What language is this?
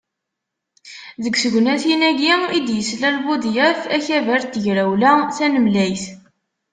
Kabyle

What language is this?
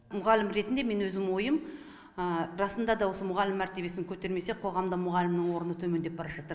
Kazakh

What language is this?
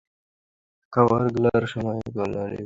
Bangla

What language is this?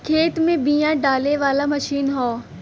Bhojpuri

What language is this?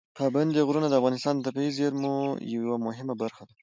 Pashto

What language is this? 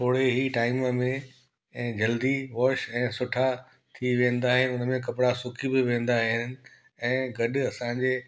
Sindhi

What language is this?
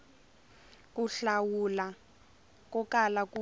Tsonga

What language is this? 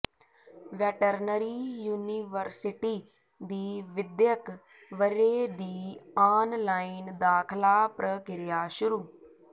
Punjabi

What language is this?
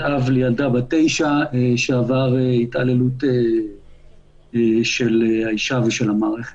Hebrew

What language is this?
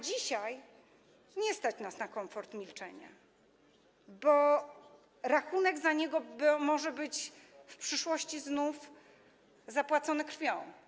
Polish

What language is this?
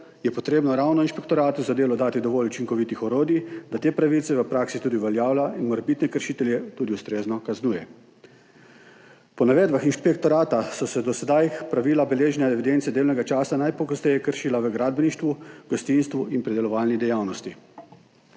Slovenian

